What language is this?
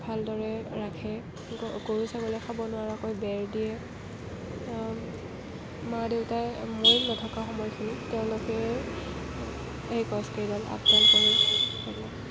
Assamese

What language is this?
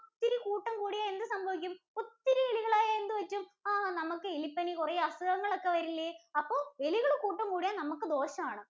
Malayalam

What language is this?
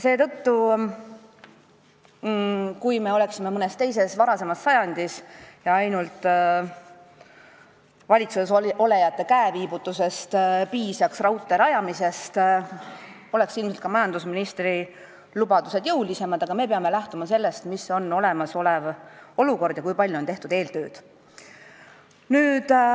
Estonian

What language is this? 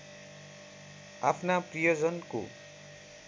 Nepali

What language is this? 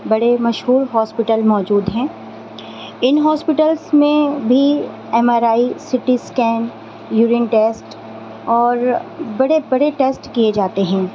Urdu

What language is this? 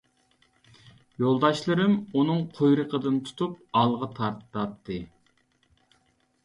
Uyghur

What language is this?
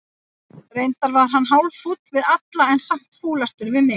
Icelandic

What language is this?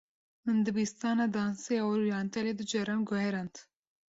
Kurdish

